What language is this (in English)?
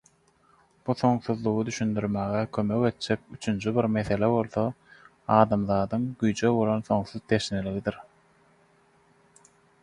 Turkmen